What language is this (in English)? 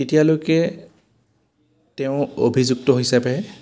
Assamese